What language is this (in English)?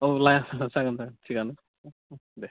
Bodo